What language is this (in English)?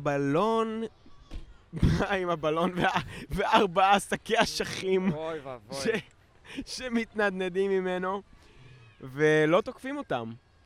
Hebrew